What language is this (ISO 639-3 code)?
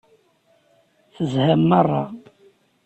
kab